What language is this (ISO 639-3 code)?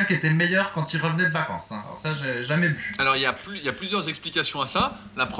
fra